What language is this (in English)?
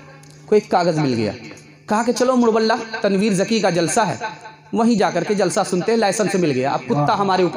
Hindi